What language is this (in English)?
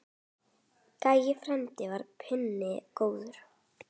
Icelandic